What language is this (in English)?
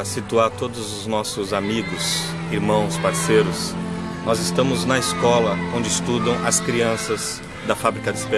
Portuguese